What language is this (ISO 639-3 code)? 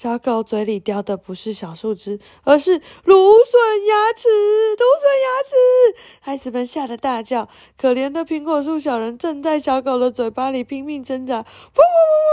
zho